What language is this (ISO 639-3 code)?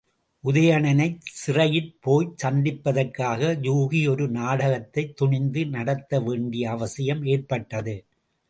tam